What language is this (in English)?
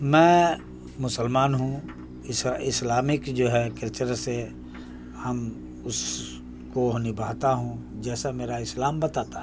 Urdu